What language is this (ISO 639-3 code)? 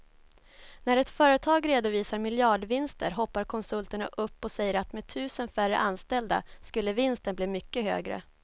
swe